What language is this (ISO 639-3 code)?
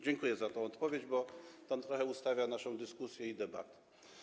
pol